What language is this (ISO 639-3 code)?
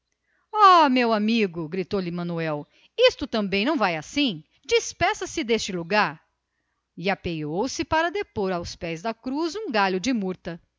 por